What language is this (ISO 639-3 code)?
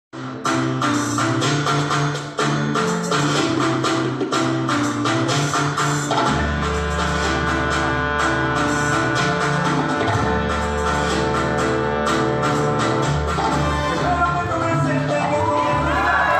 ara